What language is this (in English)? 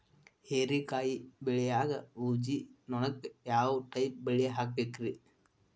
Kannada